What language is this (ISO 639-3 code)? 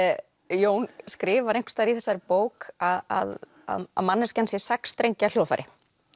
isl